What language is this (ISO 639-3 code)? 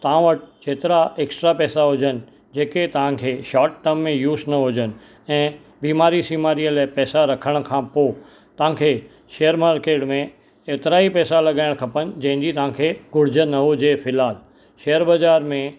snd